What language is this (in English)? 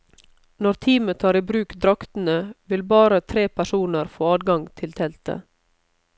Norwegian